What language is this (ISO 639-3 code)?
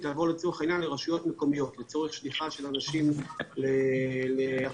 heb